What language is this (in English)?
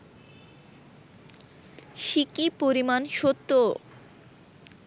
Bangla